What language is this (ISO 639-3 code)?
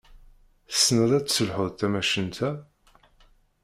kab